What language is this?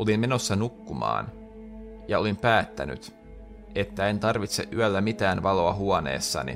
Finnish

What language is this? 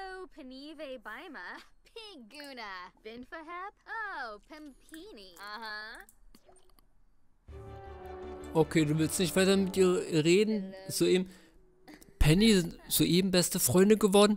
German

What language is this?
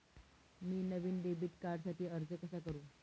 Marathi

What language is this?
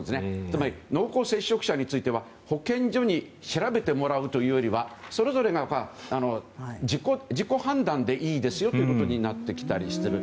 Japanese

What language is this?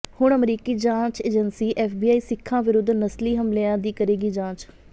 Punjabi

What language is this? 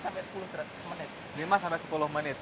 Indonesian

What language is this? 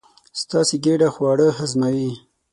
Pashto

